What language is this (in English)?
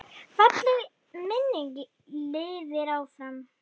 Icelandic